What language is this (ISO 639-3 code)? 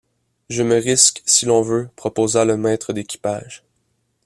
fra